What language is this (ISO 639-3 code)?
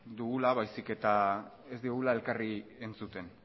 eus